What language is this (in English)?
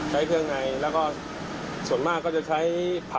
Thai